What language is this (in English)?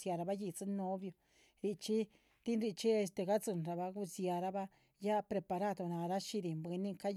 Chichicapan Zapotec